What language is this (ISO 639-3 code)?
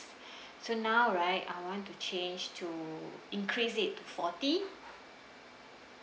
eng